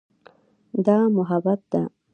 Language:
Pashto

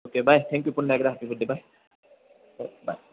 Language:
Marathi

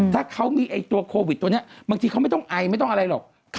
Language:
Thai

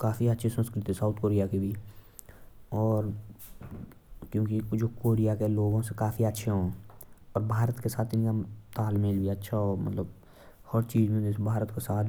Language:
Jaunsari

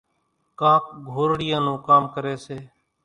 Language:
Kachi Koli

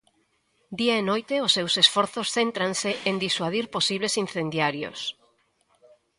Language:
Galician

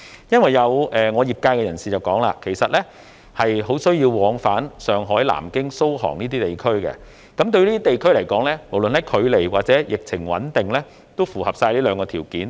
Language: Cantonese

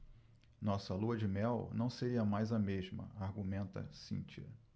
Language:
Portuguese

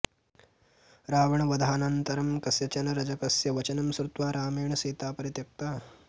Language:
Sanskrit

